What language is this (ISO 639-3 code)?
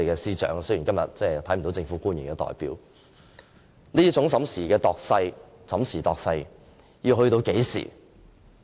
yue